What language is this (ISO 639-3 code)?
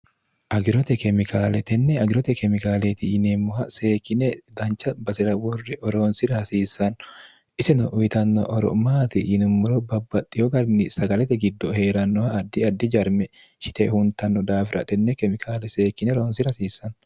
sid